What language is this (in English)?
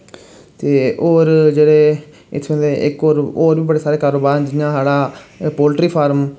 Dogri